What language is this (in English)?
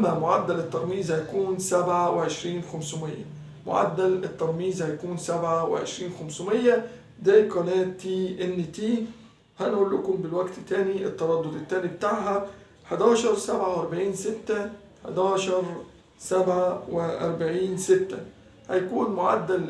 Arabic